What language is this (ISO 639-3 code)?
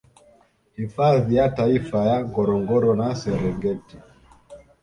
swa